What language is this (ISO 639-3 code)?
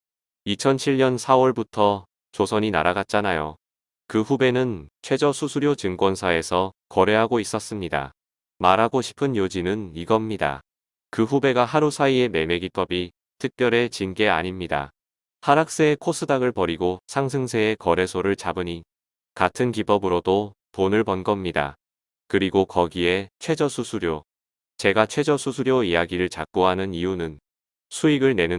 kor